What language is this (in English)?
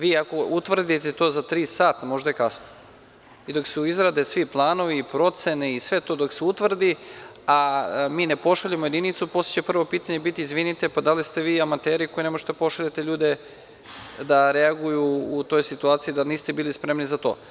Serbian